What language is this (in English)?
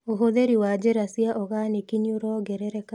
Kikuyu